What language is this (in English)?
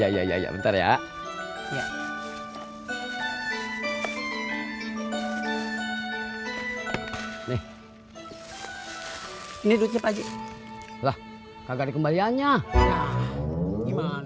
Indonesian